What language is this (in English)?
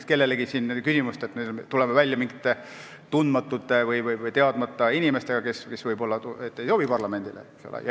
Estonian